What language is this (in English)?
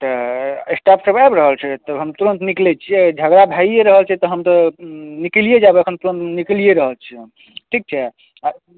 Maithili